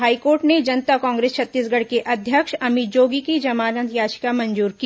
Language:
Hindi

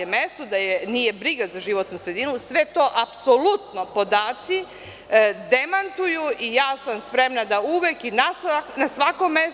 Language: Serbian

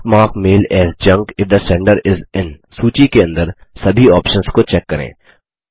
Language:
Hindi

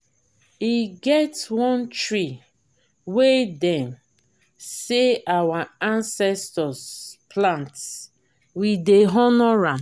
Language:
Nigerian Pidgin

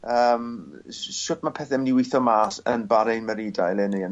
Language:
Welsh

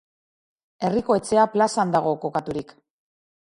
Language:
Basque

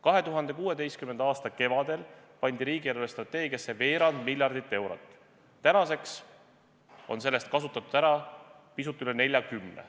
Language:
Estonian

